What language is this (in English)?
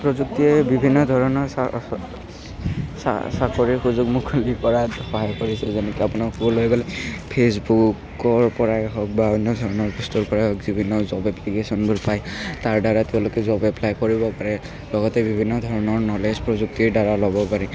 Assamese